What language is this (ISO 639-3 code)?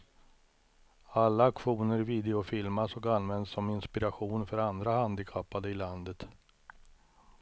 swe